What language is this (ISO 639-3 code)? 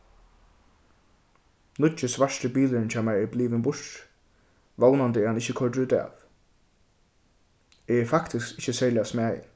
fao